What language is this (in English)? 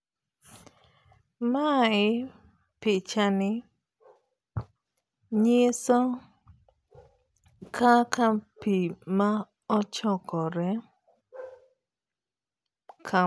Luo (Kenya and Tanzania)